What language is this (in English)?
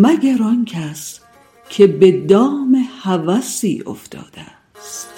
Persian